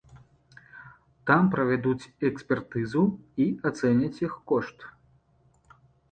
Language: Belarusian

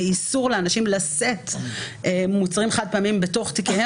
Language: Hebrew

